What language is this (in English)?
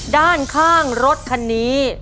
Thai